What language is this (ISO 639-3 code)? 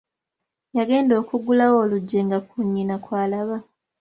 lug